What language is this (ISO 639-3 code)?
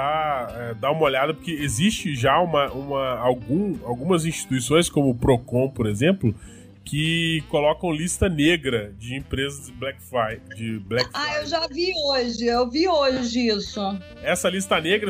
por